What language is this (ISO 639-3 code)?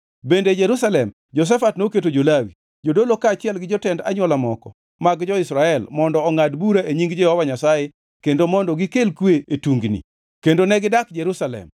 luo